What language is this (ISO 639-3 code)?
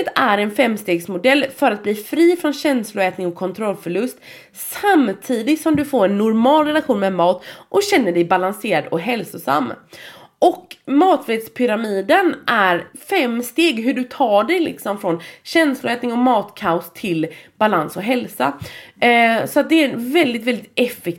swe